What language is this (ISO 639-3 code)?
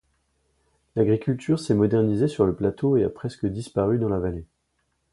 fra